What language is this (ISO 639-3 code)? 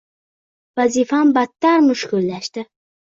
uzb